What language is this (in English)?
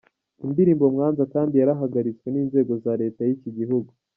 Kinyarwanda